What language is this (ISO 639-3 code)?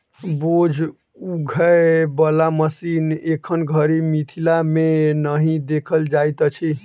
mai